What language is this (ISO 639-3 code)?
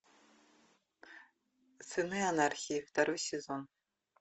rus